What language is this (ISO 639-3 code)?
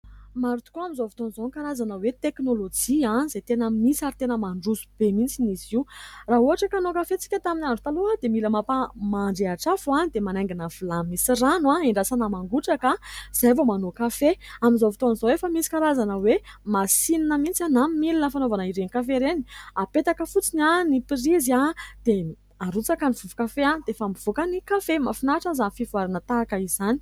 mlg